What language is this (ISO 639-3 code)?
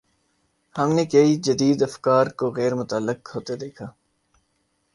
urd